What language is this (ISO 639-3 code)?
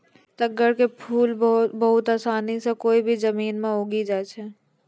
mai